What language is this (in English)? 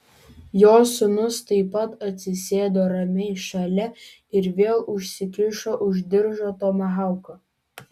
Lithuanian